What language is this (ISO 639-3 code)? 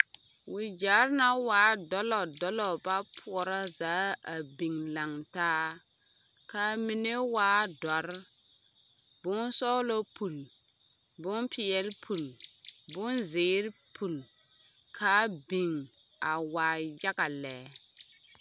dga